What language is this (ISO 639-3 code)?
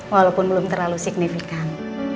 ind